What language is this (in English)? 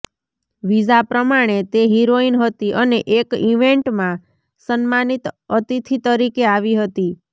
Gujarati